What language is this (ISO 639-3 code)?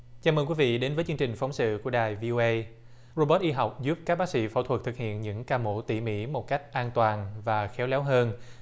vie